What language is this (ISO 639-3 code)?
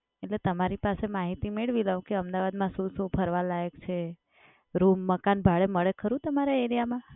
guj